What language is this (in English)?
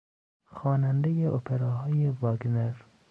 Persian